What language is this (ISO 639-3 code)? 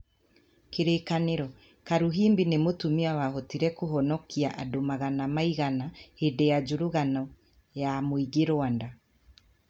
kik